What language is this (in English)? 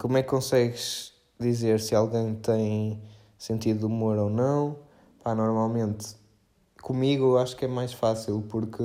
Portuguese